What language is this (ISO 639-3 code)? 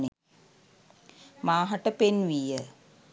sin